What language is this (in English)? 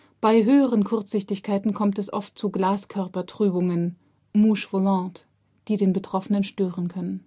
German